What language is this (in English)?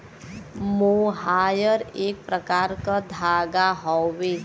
Bhojpuri